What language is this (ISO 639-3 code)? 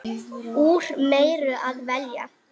isl